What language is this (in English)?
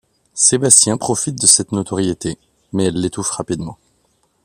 French